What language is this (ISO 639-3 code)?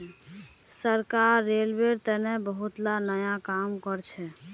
mag